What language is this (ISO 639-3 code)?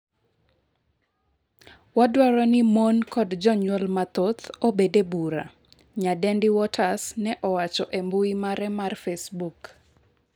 luo